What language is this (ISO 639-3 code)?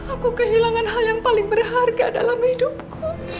ind